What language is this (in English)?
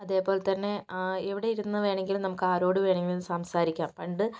Malayalam